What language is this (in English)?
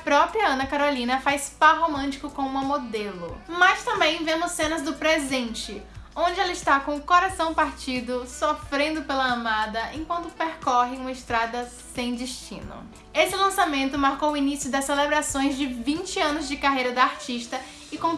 Portuguese